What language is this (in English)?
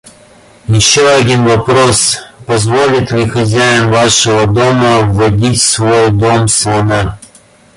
Russian